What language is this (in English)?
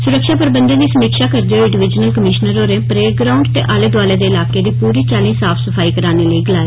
Dogri